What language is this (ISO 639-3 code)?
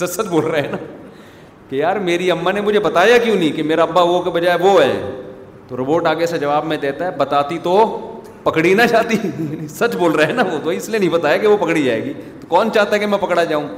urd